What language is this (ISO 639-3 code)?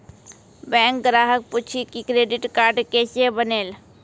mai